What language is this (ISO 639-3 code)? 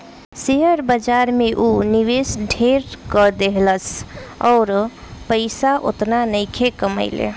bho